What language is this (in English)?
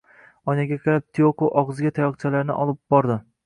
Uzbek